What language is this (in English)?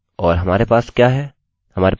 Hindi